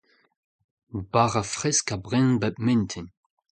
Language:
Breton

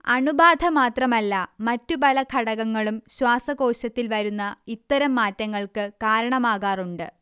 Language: Malayalam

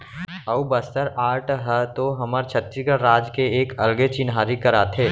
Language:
Chhattisgarhi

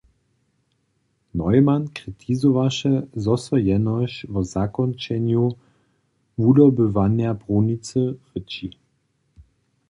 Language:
Upper Sorbian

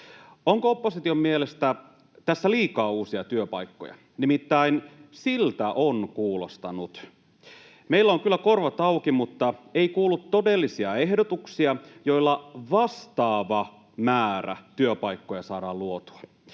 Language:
Finnish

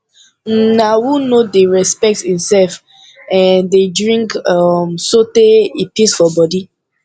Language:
Nigerian Pidgin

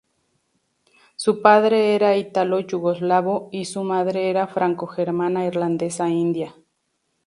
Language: Spanish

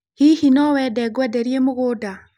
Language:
Kikuyu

